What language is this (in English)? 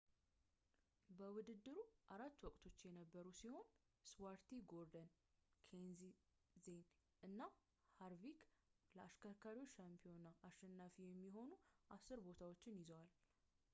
Amharic